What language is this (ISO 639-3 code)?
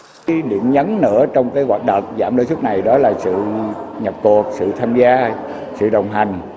vie